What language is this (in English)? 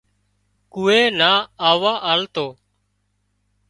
Wadiyara Koli